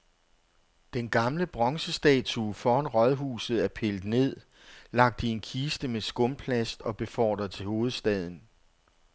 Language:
Danish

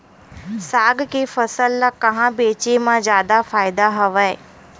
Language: Chhattisgarhi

